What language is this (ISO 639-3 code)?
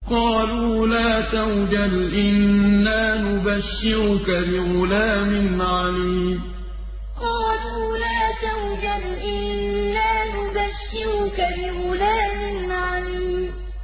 ara